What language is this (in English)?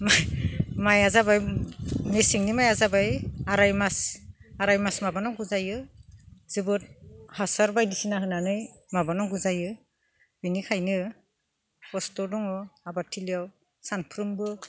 Bodo